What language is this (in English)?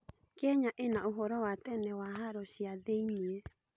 Kikuyu